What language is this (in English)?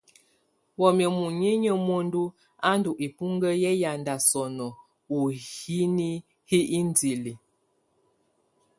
Tunen